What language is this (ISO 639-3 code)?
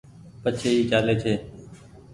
gig